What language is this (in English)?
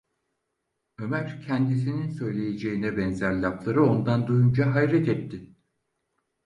Turkish